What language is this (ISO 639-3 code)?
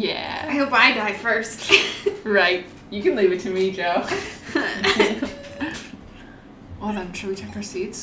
eng